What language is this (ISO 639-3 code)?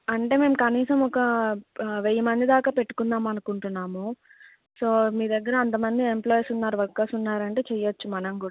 tel